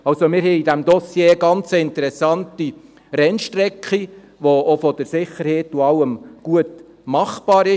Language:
Swiss German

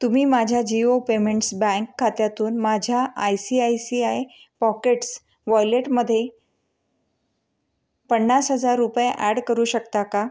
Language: Marathi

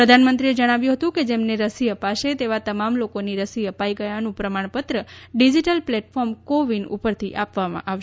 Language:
Gujarati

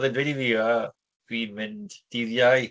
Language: Welsh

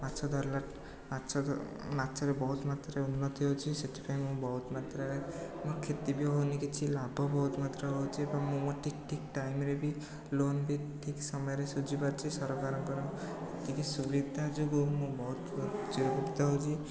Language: Odia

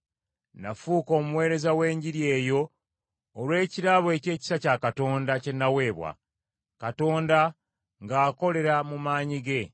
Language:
Ganda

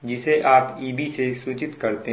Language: Hindi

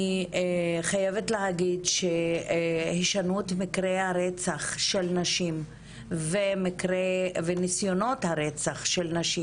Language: Hebrew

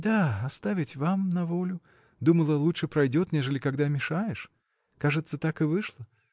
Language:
Russian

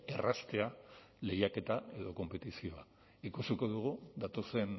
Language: Basque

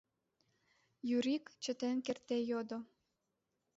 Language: Mari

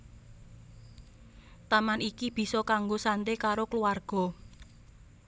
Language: Javanese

